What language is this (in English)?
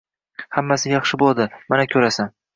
Uzbek